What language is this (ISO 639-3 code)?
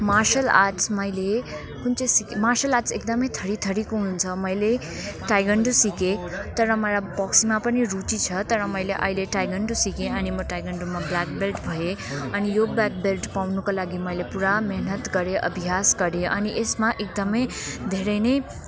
nep